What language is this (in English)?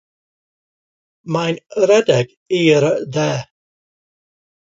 Welsh